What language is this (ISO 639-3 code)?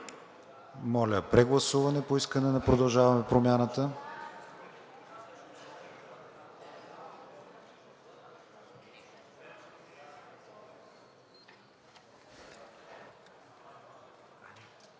bul